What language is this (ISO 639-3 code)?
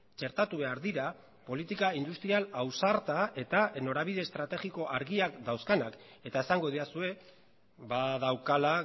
eus